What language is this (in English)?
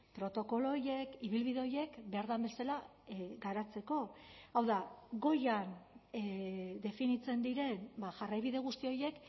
Basque